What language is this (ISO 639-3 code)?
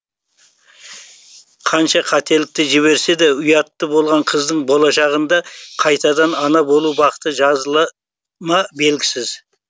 kaz